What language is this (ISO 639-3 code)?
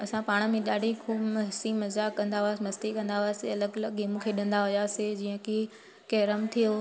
snd